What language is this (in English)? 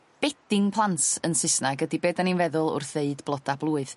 Welsh